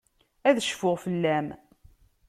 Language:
Kabyle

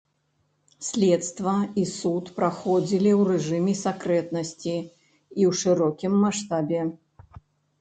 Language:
Belarusian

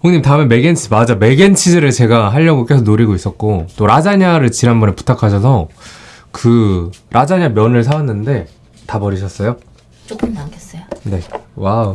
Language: Korean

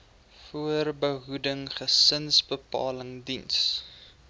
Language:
Afrikaans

